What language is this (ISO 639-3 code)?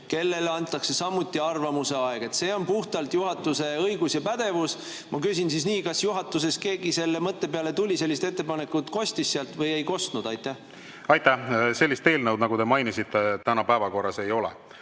est